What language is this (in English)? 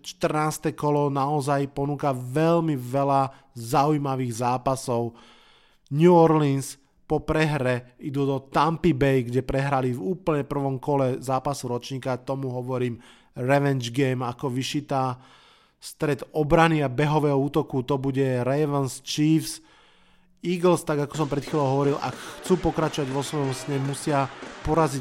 Slovak